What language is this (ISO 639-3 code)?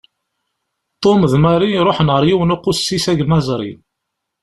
kab